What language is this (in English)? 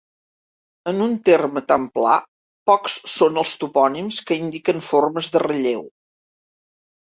Catalan